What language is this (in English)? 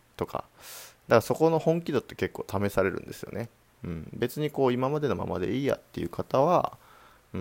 Japanese